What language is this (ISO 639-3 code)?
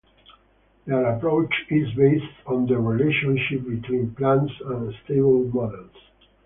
eng